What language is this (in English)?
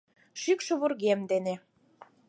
Mari